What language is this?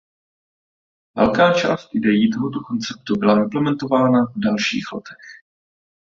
Czech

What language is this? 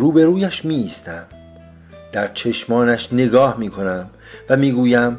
Persian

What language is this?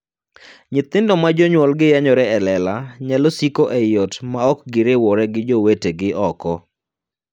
Luo (Kenya and Tanzania)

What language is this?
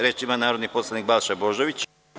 Serbian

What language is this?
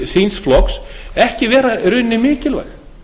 Icelandic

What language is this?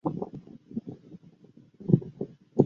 Chinese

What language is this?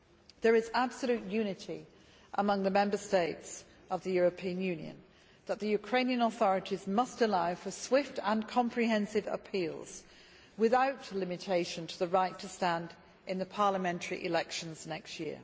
English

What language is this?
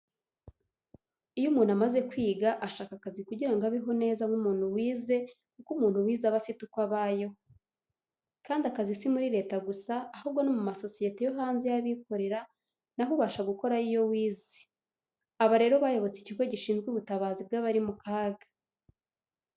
Kinyarwanda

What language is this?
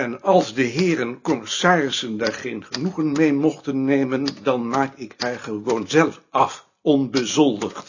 Dutch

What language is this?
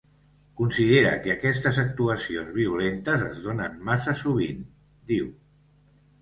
Catalan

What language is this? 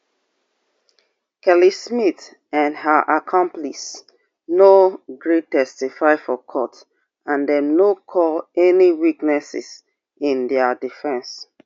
Nigerian Pidgin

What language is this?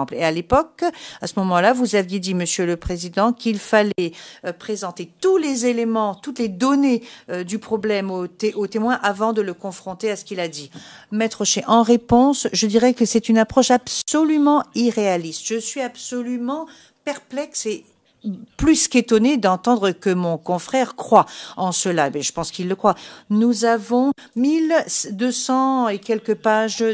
French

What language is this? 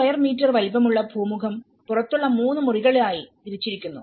Malayalam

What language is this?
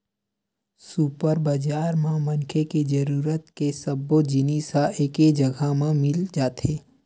Chhattisgarhi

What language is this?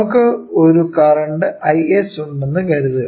Malayalam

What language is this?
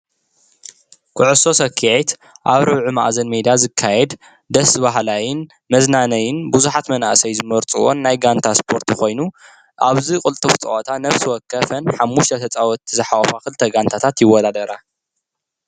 Tigrinya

